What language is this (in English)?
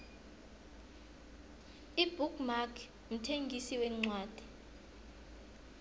South Ndebele